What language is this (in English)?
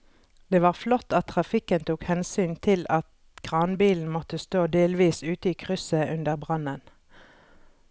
Norwegian